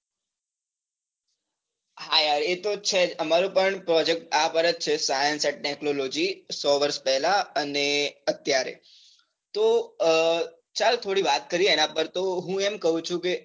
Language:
Gujarati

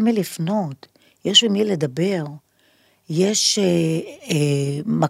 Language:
Hebrew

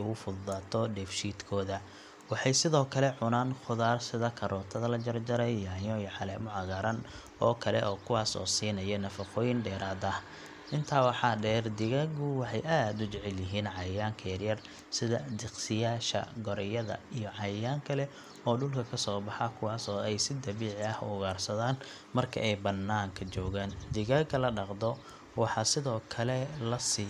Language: Somali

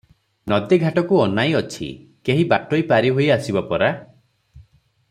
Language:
Odia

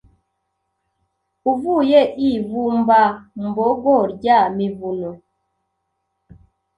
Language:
Kinyarwanda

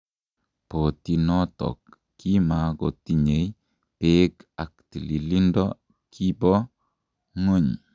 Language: Kalenjin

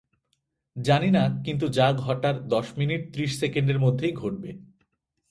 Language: Bangla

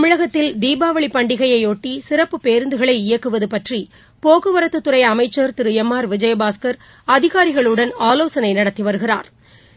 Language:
Tamil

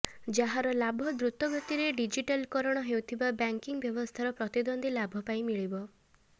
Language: Odia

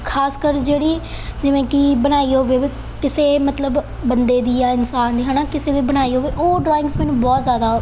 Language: Punjabi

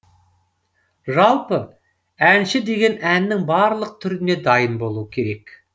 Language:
Kazakh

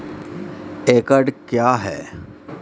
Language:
Maithili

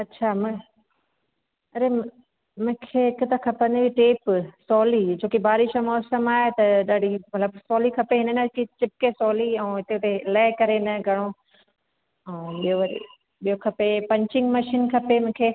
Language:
Sindhi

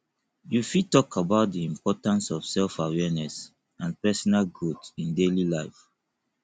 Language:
Nigerian Pidgin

